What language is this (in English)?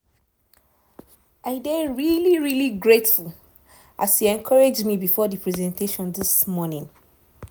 Nigerian Pidgin